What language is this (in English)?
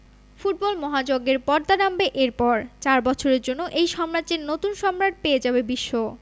Bangla